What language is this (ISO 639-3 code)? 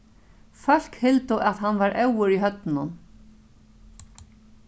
fao